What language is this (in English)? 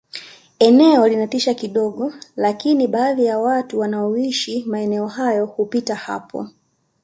Swahili